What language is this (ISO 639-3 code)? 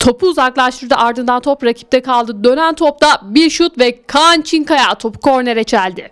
tur